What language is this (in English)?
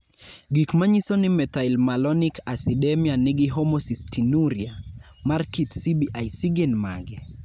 Luo (Kenya and Tanzania)